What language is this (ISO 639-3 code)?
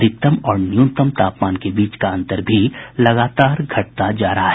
hin